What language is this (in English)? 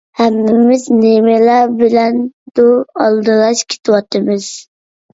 Uyghur